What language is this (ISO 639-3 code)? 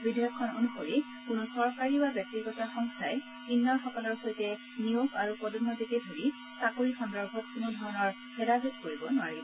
asm